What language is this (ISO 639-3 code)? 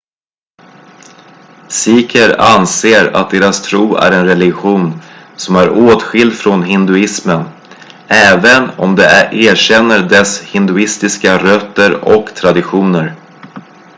swe